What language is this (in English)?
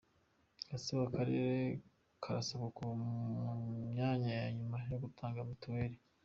Kinyarwanda